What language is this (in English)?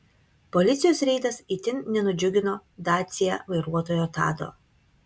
Lithuanian